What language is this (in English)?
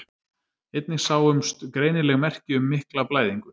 Icelandic